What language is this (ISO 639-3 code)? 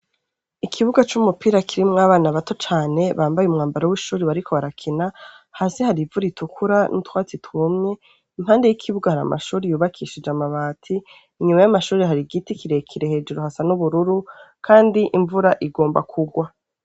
run